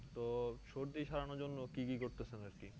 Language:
Bangla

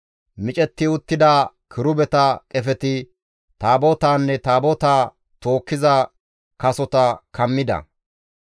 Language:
Gamo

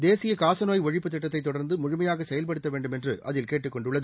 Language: Tamil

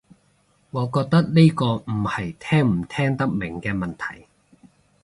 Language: Cantonese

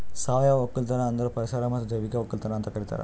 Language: Kannada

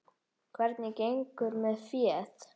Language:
Icelandic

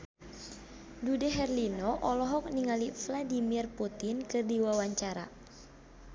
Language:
Sundanese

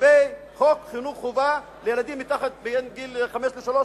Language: Hebrew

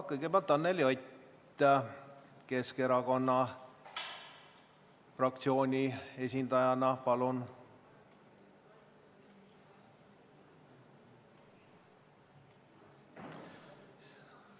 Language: Estonian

